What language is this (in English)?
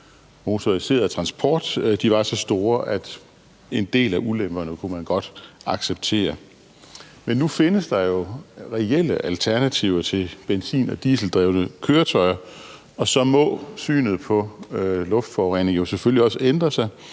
Danish